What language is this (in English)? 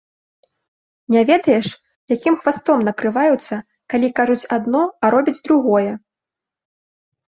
Belarusian